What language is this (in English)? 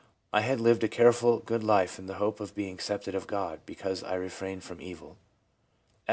English